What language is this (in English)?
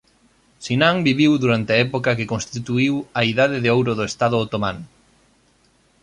Galician